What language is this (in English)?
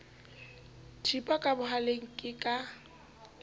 Southern Sotho